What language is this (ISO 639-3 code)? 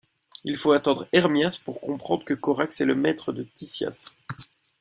fra